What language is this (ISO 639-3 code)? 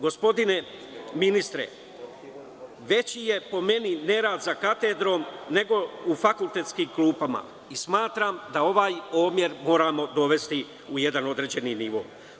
srp